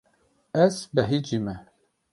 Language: Kurdish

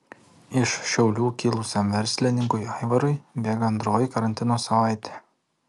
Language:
Lithuanian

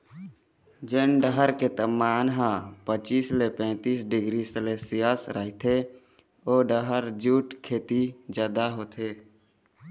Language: Chhattisgarhi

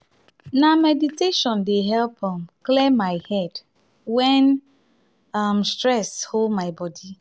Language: Nigerian Pidgin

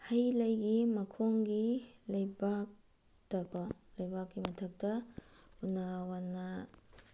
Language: Manipuri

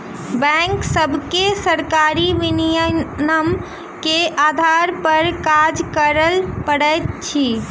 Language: Maithili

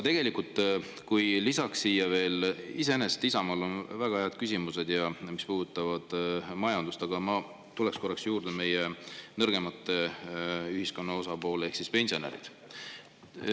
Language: Estonian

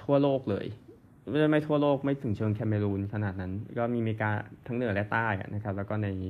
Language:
Thai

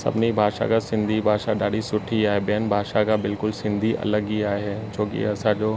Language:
Sindhi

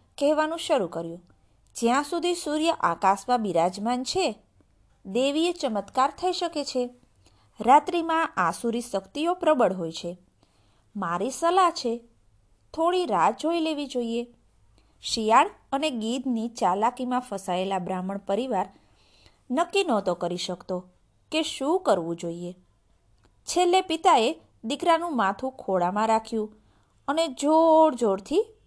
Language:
Gujarati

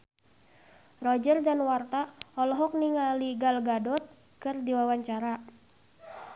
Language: Sundanese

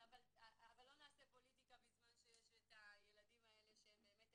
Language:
Hebrew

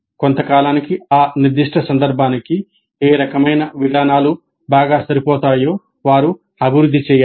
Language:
Telugu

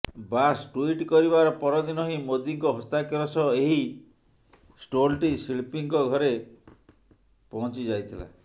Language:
Odia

